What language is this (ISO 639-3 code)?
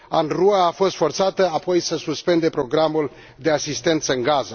ron